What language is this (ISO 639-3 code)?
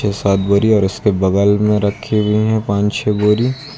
hin